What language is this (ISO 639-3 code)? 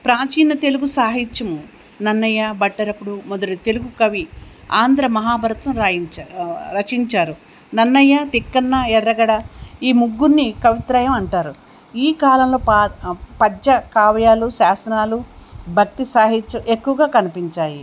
tel